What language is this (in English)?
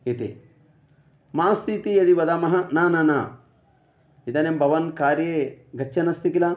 Sanskrit